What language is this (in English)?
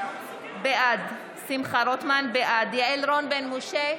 Hebrew